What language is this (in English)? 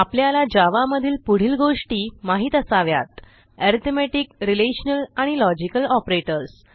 Marathi